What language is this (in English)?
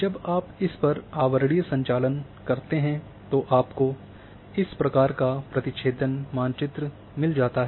Hindi